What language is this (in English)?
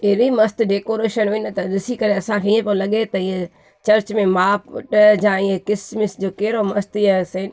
Sindhi